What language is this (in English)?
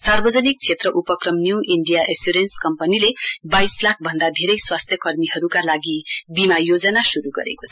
Nepali